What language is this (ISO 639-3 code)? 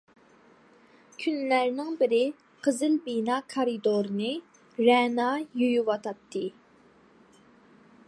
uig